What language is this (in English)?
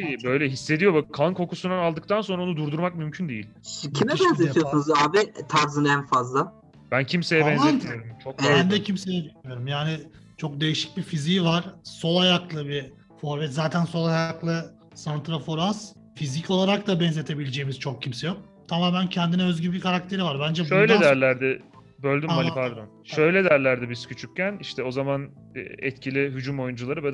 Turkish